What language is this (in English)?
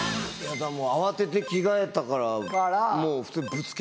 Japanese